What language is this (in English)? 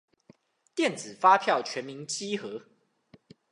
Chinese